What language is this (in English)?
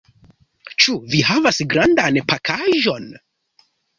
Esperanto